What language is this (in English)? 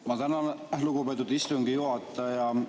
Estonian